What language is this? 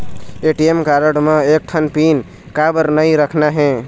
Chhattisgarhi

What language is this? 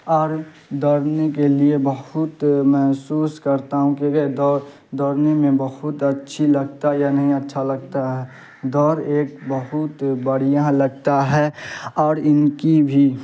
Urdu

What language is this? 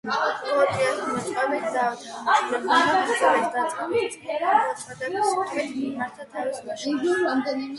Georgian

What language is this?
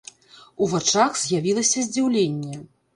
Belarusian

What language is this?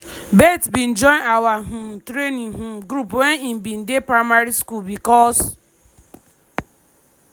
Nigerian Pidgin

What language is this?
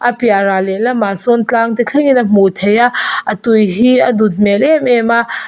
Mizo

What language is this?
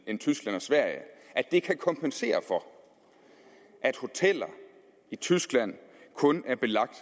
Danish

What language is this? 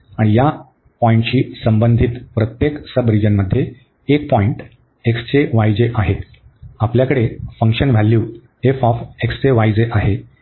Marathi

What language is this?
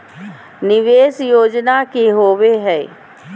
Magahi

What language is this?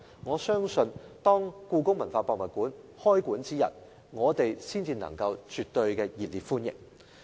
Cantonese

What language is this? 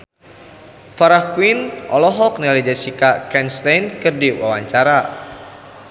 Sundanese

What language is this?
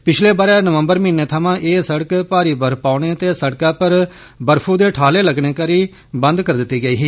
Dogri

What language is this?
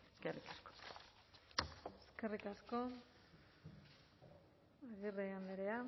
Basque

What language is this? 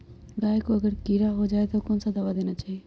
Magahi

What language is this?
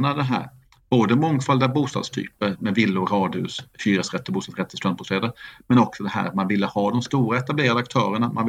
Swedish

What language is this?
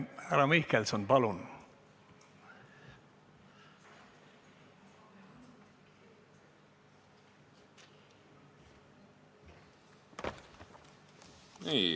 Estonian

